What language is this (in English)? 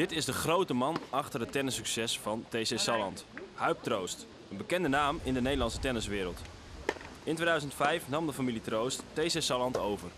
Dutch